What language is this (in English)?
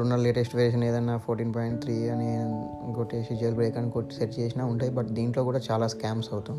Telugu